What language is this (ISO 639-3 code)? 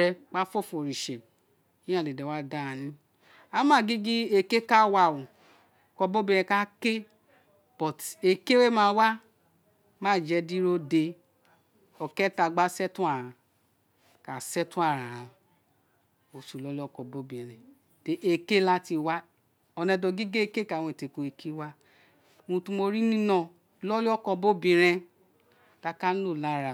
its